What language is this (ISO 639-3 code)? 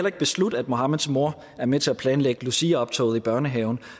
dan